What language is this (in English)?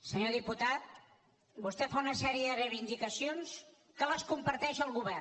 Catalan